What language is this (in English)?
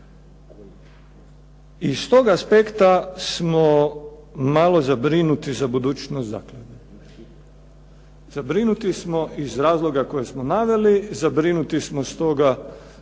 Croatian